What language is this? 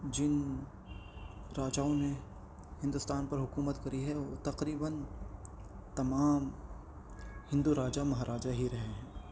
Urdu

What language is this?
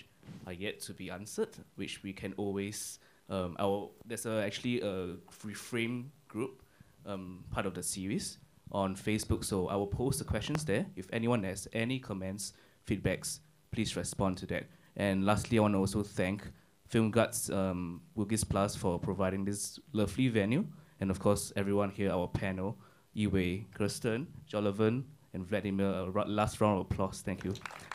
English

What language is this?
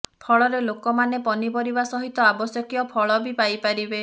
Odia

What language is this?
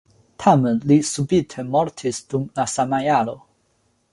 Esperanto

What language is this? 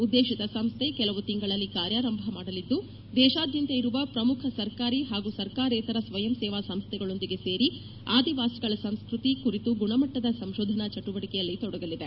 Kannada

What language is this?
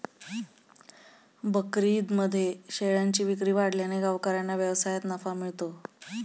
Marathi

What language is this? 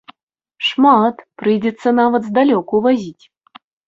Belarusian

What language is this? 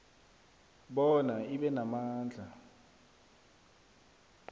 South Ndebele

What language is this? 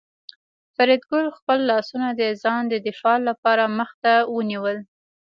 Pashto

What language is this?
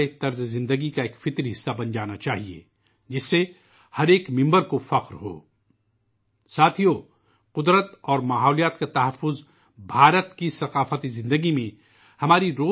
Urdu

